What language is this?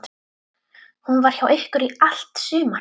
Icelandic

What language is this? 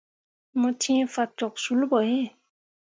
Mundang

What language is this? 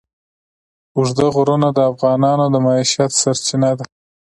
Pashto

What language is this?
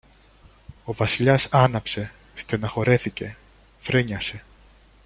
Greek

